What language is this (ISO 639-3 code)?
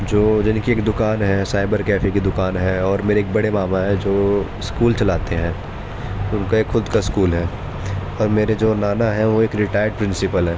urd